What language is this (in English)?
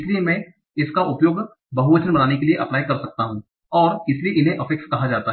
Hindi